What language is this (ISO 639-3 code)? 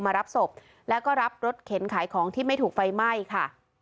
tha